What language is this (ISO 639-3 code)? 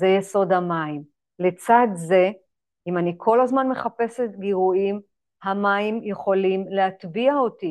heb